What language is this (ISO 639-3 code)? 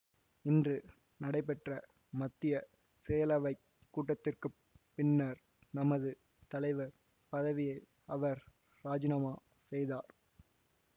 tam